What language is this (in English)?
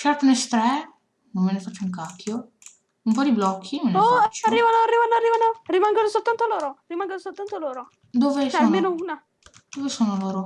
Italian